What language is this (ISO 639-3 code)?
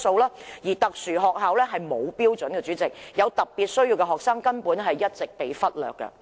yue